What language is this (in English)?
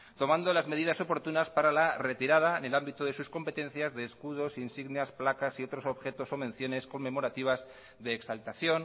Spanish